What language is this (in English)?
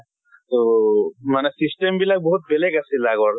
Assamese